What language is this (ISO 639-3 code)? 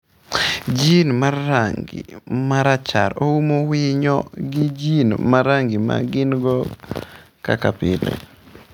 luo